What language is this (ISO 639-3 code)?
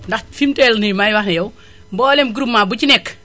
wol